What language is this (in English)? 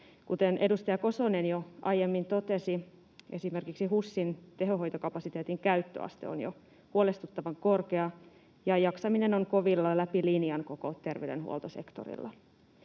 Finnish